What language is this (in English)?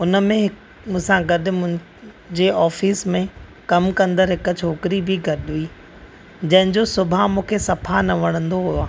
Sindhi